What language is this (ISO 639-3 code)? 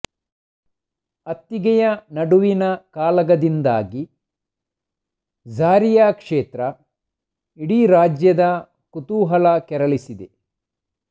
kan